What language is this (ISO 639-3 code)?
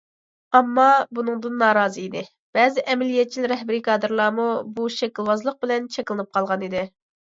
uig